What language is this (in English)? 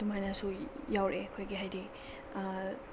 Manipuri